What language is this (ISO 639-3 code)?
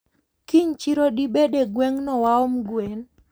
luo